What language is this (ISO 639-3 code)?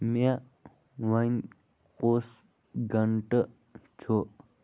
kas